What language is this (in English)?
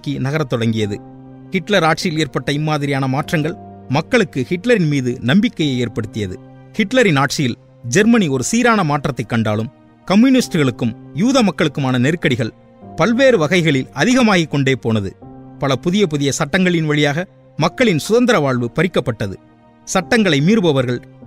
Tamil